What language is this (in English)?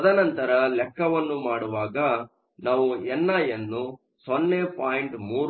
Kannada